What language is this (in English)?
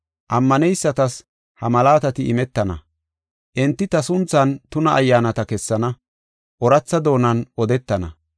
Gofa